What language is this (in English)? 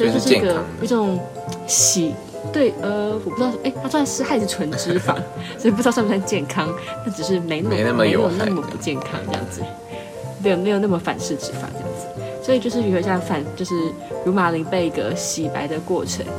Chinese